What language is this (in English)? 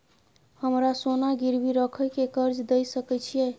Maithili